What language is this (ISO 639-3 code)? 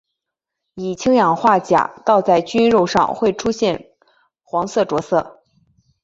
zho